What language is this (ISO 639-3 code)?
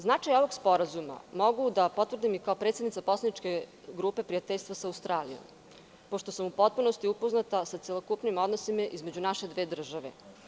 srp